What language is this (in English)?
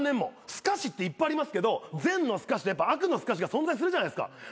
Japanese